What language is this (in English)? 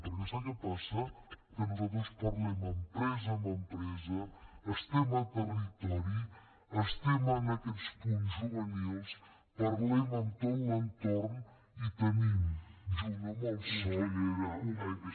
Catalan